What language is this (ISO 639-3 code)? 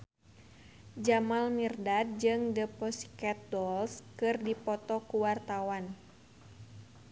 sun